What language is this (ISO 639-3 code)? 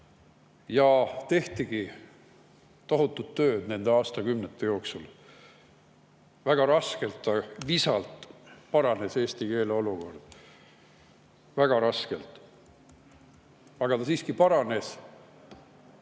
est